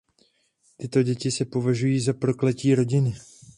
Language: Czech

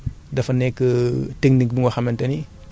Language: Wolof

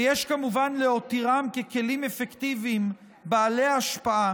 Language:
Hebrew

